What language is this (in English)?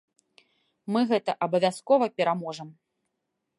Belarusian